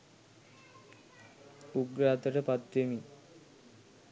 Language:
Sinhala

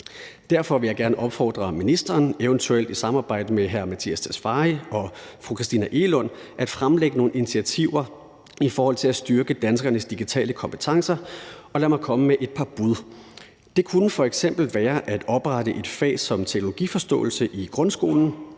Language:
Danish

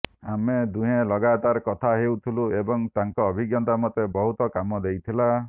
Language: Odia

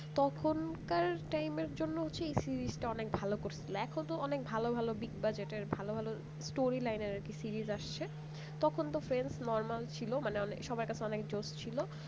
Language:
Bangla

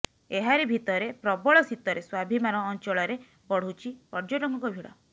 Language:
Odia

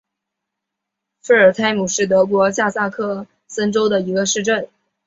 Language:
Chinese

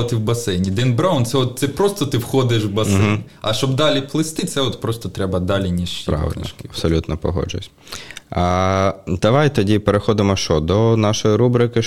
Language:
Ukrainian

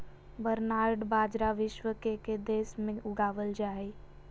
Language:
Magahi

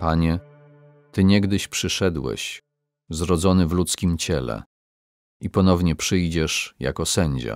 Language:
Polish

